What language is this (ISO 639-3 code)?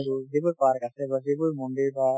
asm